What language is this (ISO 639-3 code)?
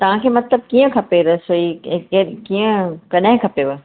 snd